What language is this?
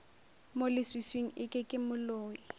Northern Sotho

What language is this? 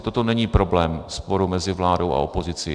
Czech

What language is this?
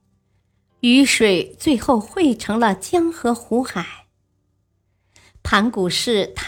Chinese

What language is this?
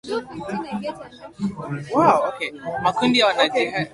Swahili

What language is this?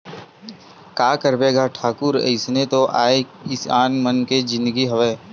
Chhattisgarhi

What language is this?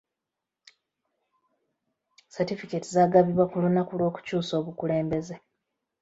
Ganda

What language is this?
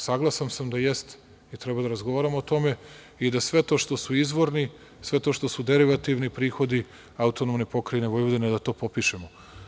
Serbian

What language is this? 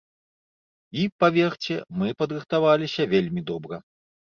Belarusian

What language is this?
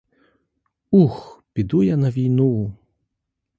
Ukrainian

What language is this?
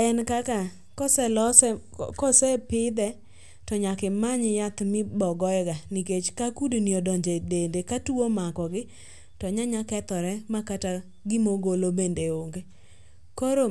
Luo (Kenya and Tanzania)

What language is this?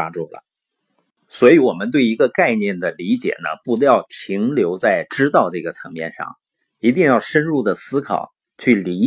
Chinese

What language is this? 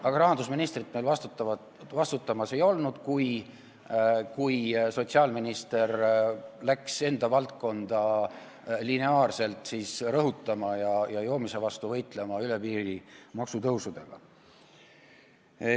Estonian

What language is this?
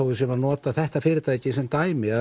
Icelandic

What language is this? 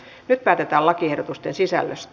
Finnish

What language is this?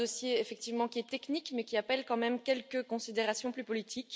French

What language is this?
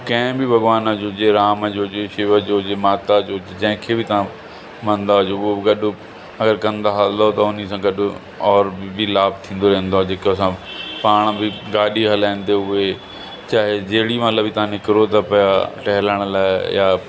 Sindhi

